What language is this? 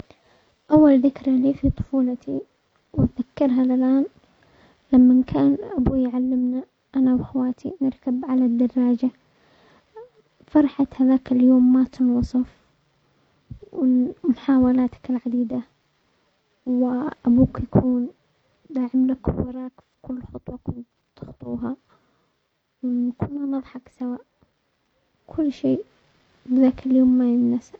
Omani Arabic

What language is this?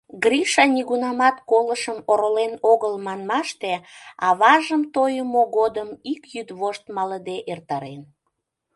Mari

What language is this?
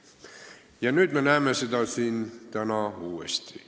Estonian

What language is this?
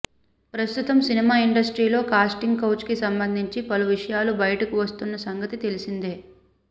Telugu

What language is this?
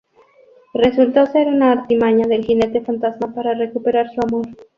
Spanish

